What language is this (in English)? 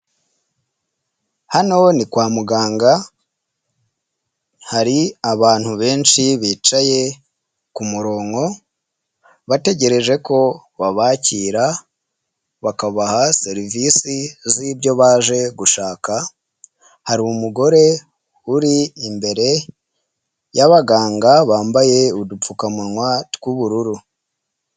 Kinyarwanda